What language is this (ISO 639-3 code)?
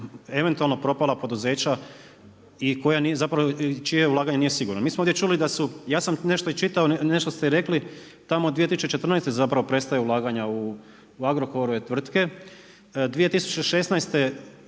hrv